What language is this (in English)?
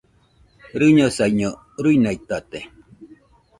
Nüpode Huitoto